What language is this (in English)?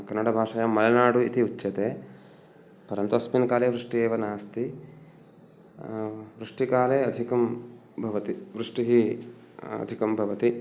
Sanskrit